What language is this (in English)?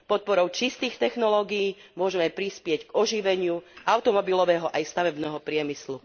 Slovak